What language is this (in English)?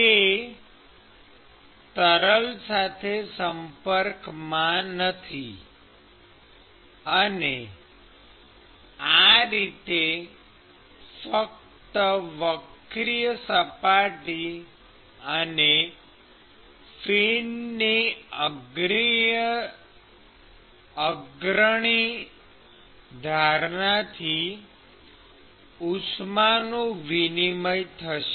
Gujarati